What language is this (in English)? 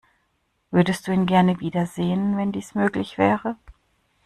German